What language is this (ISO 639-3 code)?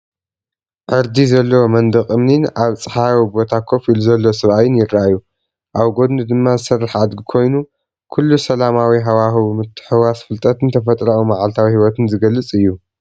tir